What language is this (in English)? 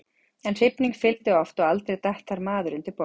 Icelandic